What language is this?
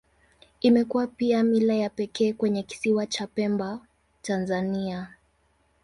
Swahili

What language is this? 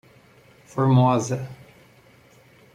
Portuguese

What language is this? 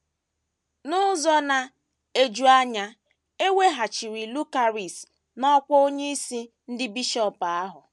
Igbo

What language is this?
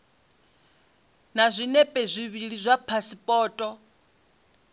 Venda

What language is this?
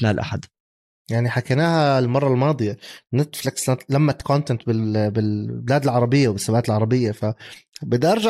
Arabic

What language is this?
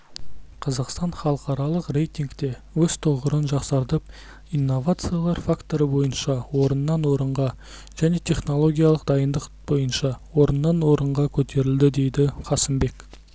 Kazakh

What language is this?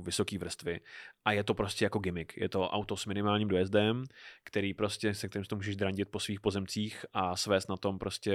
Czech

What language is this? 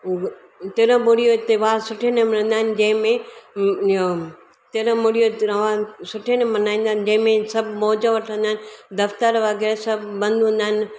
Sindhi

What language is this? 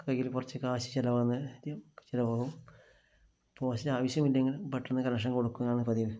Malayalam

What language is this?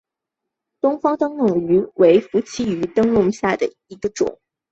Chinese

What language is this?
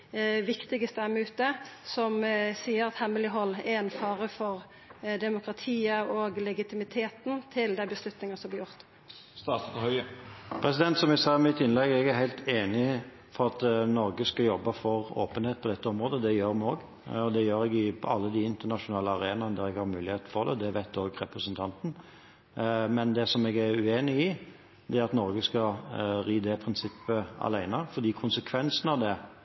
Norwegian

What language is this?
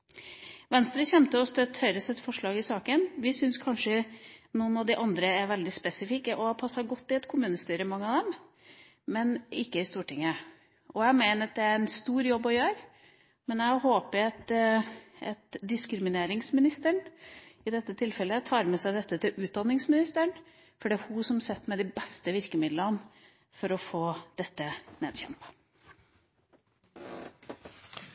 Norwegian Bokmål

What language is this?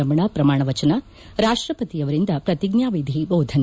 Kannada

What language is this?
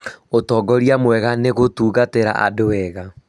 Kikuyu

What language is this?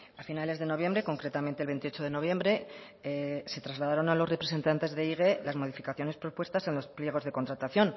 Spanish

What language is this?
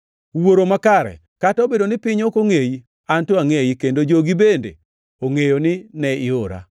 Luo (Kenya and Tanzania)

